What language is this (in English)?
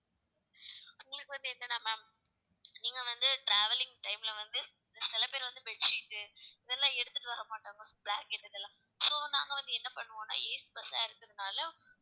Tamil